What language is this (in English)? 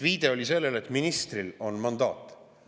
Estonian